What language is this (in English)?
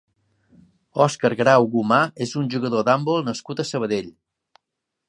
Catalan